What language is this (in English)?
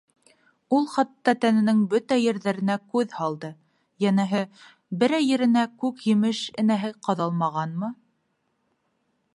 Bashkir